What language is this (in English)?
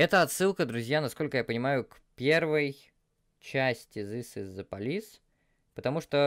Russian